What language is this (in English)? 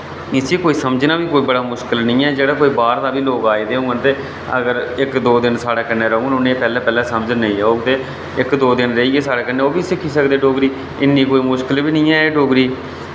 Dogri